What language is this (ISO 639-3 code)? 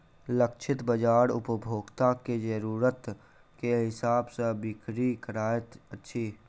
mai